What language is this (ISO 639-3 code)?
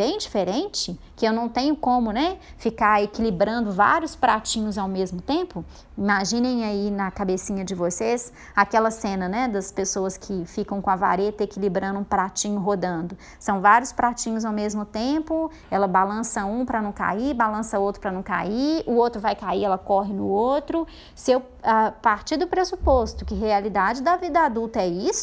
por